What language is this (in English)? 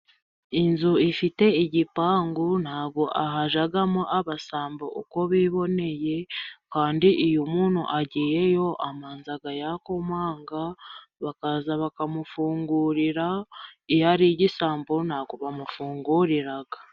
Kinyarwanda